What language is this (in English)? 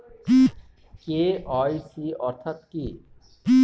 Bangla